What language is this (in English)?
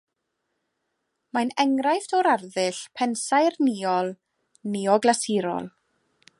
Welsh